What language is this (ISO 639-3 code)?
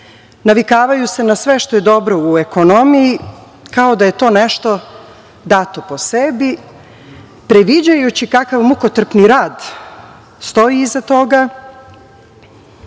srp